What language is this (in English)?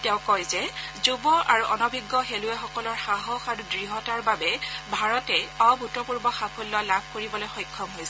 Assamese